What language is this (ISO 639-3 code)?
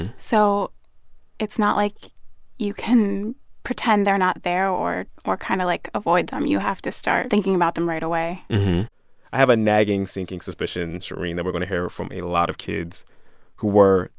eng